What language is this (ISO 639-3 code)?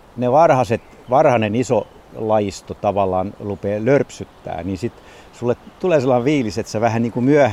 fin